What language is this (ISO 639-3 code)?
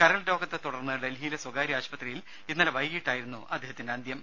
mal